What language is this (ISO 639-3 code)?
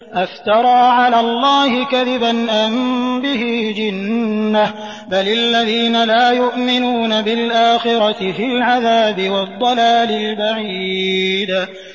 ara